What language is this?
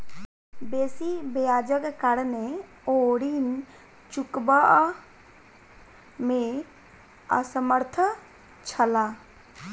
Maithili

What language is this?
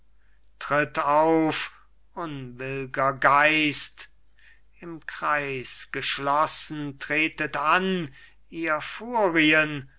German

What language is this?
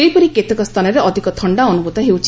Odia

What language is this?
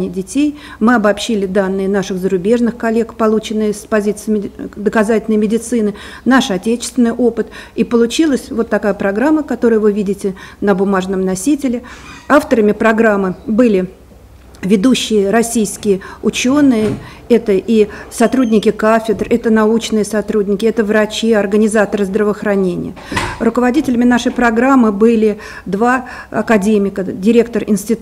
Russian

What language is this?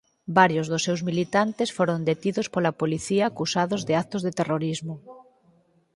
Galician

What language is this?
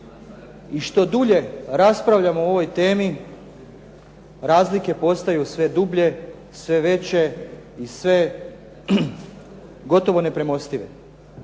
Croatian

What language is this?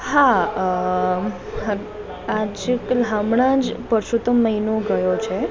Gujarati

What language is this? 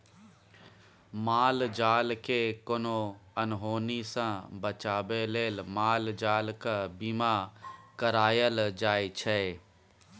Maithili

